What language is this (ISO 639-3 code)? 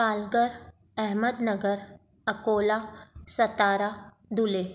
snd